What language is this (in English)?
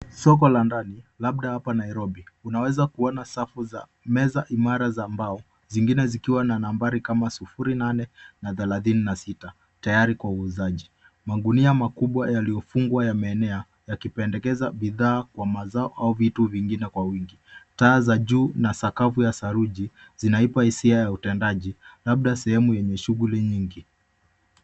Swahili